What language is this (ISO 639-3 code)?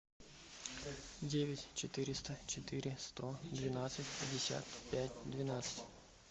rus